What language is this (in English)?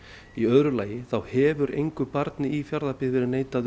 Icelandic